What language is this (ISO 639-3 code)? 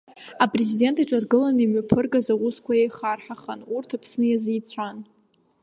abk